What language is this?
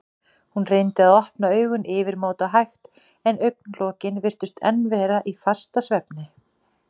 Icelandic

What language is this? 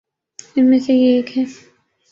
Urdu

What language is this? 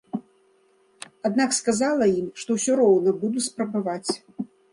Belarusian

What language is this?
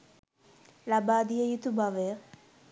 Sinhala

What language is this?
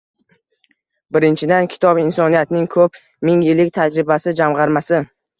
Uzbek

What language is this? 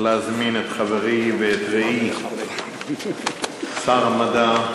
Hebrew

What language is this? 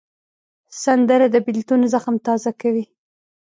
Pashto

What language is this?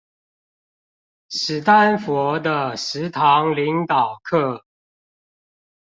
Chinese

